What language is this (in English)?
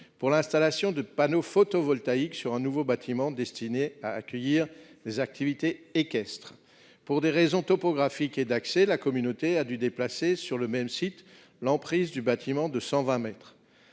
French